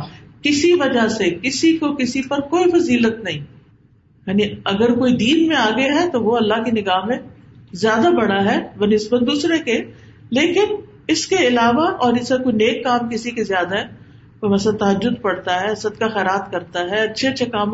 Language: Urdu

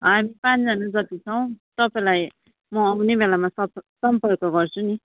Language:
Nepali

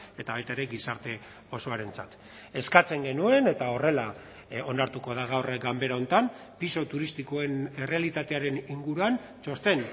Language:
Basque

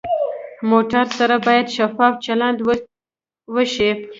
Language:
Pashto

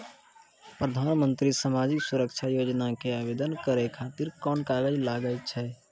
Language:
Maithili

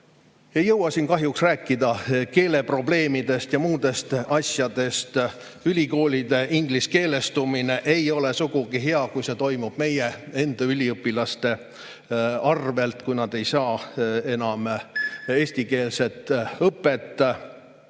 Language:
Estonian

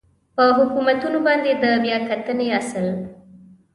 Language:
Pashto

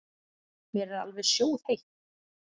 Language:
Icelandic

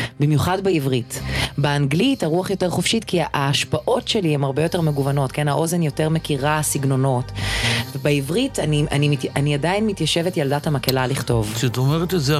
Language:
Hebrew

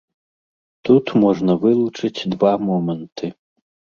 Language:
Belarusian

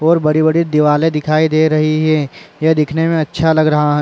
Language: Chhattisgarhi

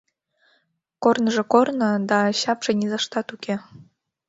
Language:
Mari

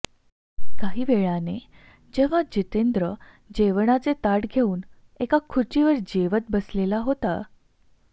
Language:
Marathi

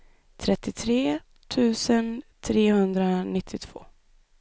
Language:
Swedish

